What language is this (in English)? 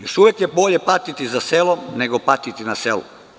Serbian